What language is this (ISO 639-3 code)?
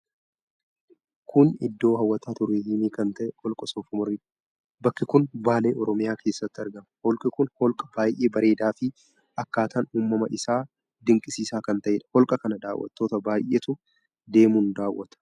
orm